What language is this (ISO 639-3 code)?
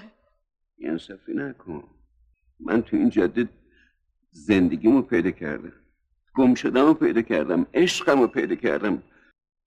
fas